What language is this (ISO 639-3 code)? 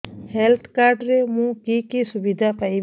ori